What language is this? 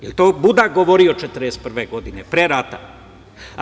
Serbian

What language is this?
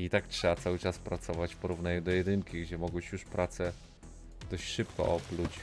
Polish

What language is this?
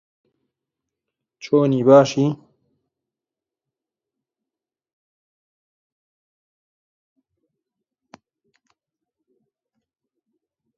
Central Kurdish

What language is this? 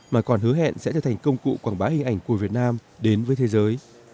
Vietnamese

